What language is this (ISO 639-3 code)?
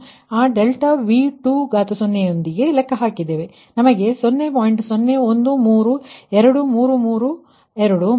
kan